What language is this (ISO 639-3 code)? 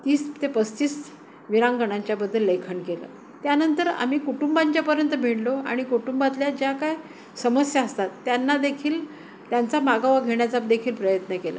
mar